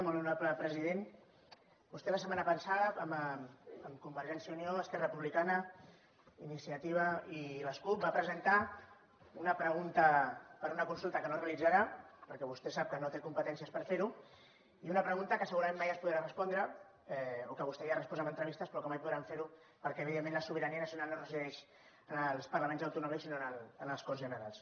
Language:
Catalan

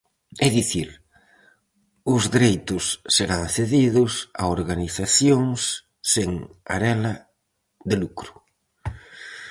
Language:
Galician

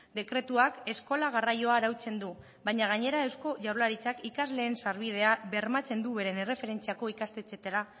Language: Basque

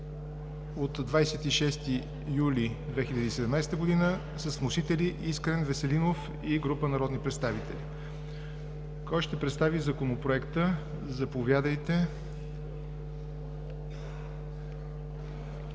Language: Bulgarian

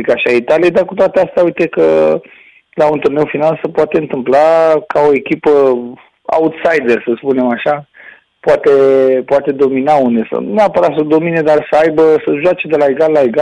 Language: Romanian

